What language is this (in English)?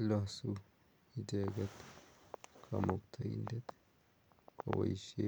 Kalenjin